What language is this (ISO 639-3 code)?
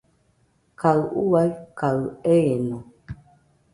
hux